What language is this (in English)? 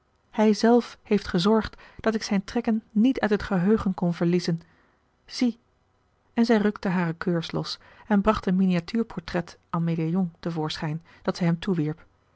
Dutch